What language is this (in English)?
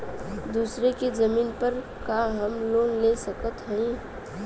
Bhojpuri